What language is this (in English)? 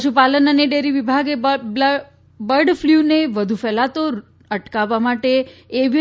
Gujarati